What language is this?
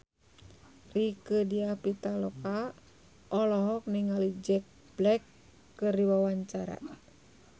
Sundanese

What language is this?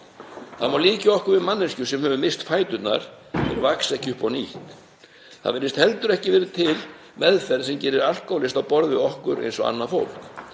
Icelandic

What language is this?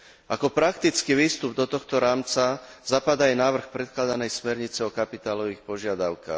Slovak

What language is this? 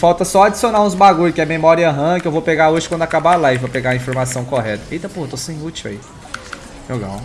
Portuguese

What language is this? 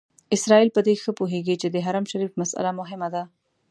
Pashto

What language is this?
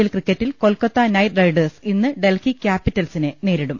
Malayalam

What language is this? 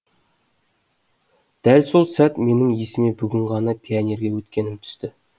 Kazakh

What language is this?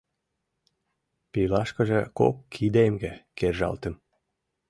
Mari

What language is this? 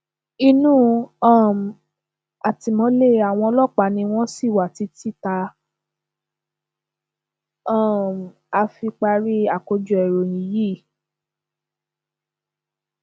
Yoruba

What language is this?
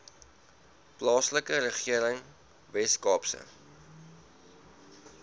Afrikaans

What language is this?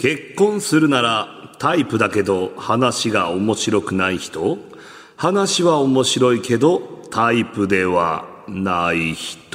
Japanese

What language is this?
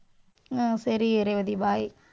Tamil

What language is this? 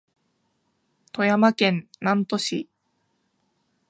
Japanese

